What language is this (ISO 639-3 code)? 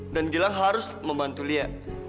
ind